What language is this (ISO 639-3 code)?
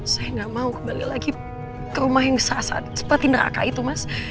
ind